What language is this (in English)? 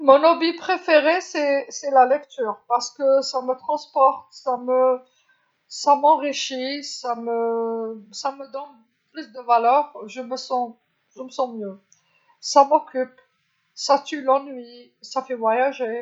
Algerian Arabic